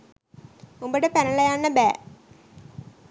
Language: Sinhala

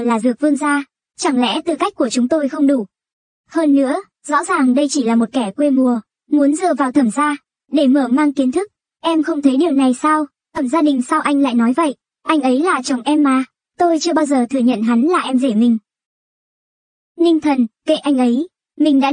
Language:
Vietnamese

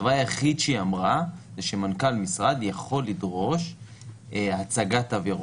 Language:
Hebrew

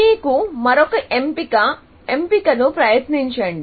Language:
Telugu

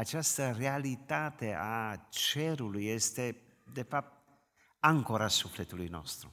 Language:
Romanian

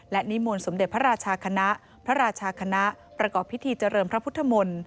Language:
Thai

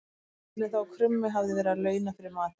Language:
Icelandic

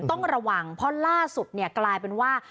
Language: Thai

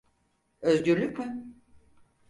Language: Turkish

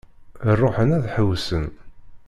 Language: Kabyle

